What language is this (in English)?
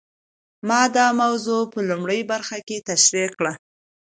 Pashto